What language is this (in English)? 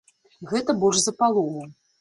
Belarusian